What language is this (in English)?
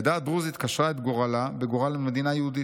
Hebrew